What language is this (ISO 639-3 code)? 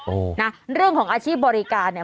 tha